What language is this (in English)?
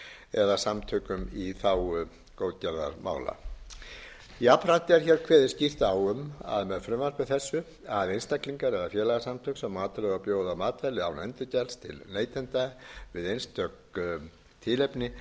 Icelandic